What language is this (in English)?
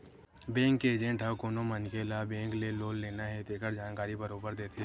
Chhattisgarhi